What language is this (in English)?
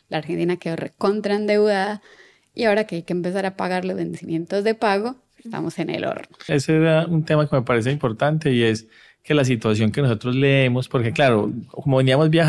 Spanish